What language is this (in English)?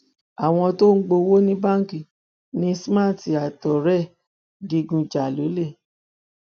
Yoruba